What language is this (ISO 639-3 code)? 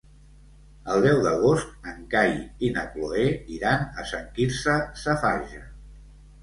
cat